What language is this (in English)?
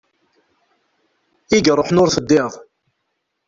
Kabyle